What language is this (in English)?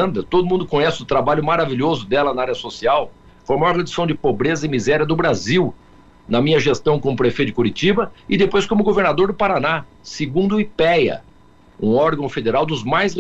Portuguese